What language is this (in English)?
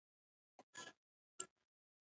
Pashto